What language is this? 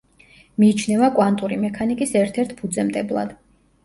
Georgian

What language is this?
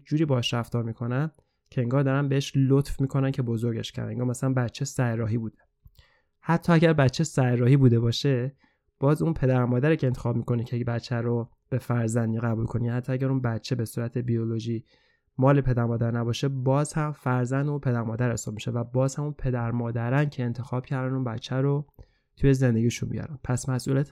Persian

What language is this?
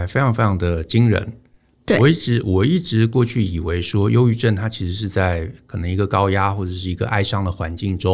Chinese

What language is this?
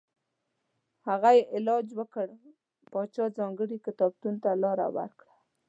Pashto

